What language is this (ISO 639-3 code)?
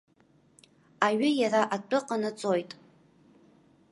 abk